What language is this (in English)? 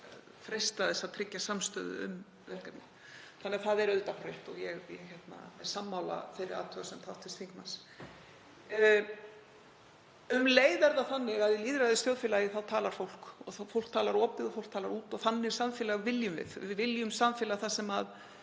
Icelandic